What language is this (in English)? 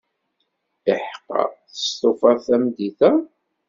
Kabyle